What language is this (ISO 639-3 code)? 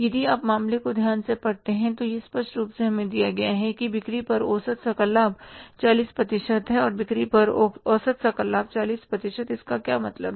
hin